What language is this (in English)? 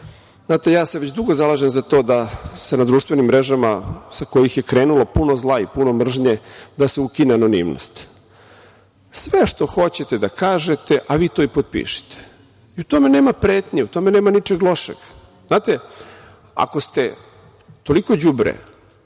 Serbian